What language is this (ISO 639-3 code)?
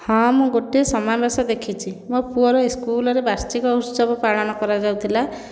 ori